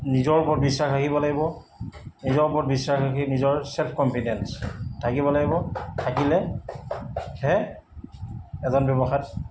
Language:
Assamese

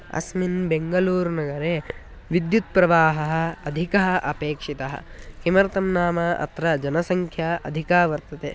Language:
Sanskrit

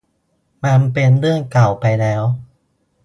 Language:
Thai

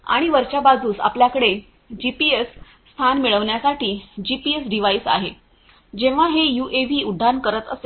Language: Marathi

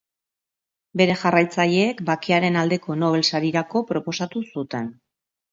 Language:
Basque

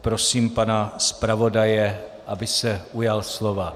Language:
Czech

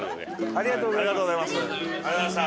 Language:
Japanese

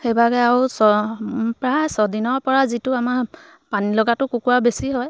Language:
Assamese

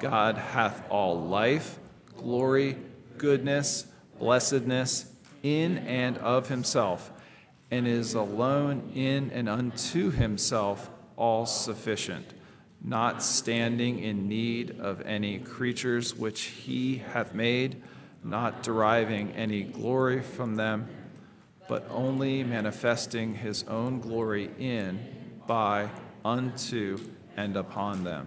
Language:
English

